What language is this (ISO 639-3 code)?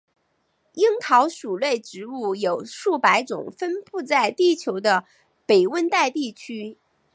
zho